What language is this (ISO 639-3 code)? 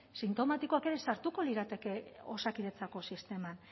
eus